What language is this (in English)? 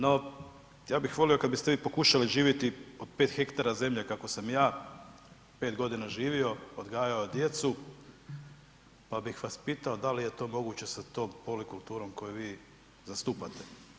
Croatian